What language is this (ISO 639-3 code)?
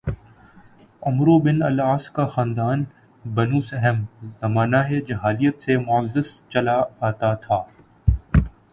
urd